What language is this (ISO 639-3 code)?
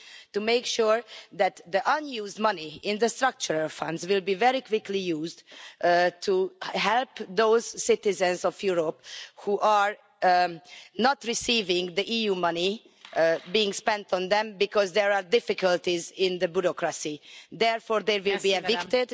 eng